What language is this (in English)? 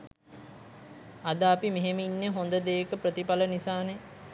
Sinhala